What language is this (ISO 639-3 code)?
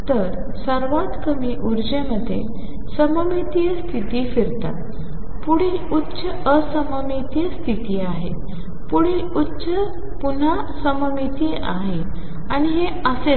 mar